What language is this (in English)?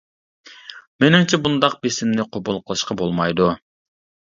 Uyghur